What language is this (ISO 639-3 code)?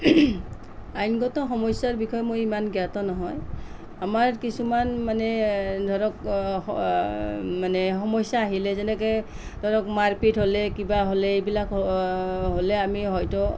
asm